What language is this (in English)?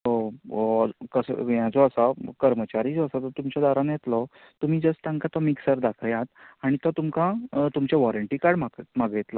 Konkani